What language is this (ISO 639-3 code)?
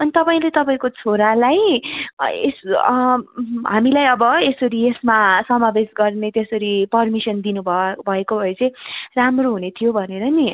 nep